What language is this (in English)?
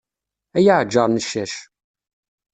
Kabyle